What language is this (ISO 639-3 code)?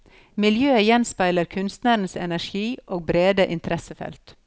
nor